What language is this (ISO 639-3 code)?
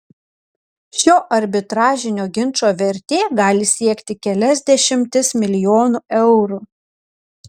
lit